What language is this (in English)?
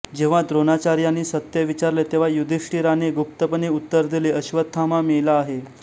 Marathi